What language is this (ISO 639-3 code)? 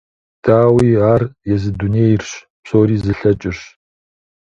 kbd